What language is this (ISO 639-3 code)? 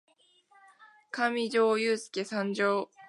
jpn